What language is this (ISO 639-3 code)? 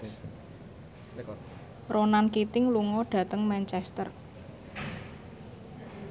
jav